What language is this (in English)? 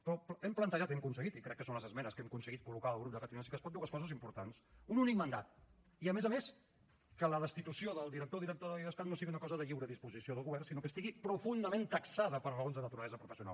Catalan